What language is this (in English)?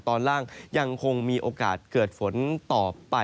Thai